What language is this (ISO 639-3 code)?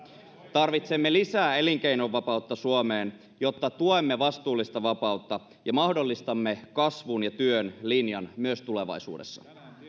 fin